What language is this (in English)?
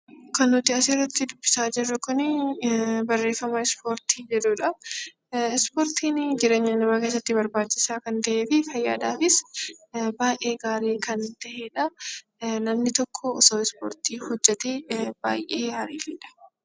Oromo